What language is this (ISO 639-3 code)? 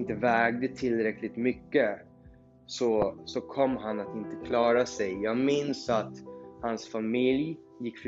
swe